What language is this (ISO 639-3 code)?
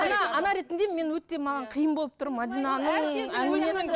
kaz